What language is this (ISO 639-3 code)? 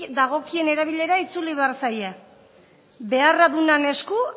eus